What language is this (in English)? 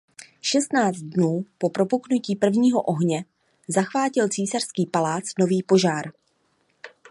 Czech